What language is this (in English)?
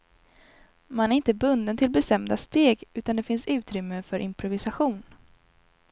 Swedish